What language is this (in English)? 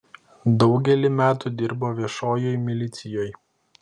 Lithuanian